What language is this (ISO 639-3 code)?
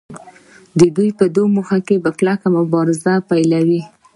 pus